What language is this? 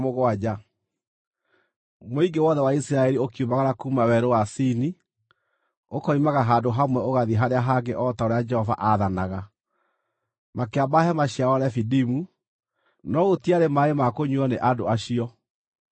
Kikuyu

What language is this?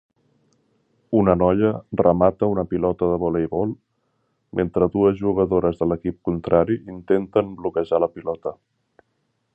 Catalan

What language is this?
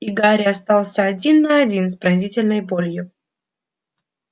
Russian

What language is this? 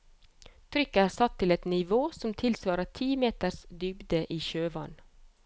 Norwegian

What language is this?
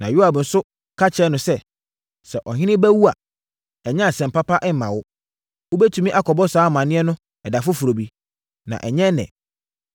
Akan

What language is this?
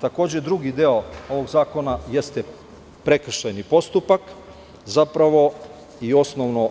Serbian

